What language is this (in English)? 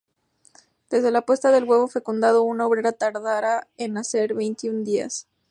Spanish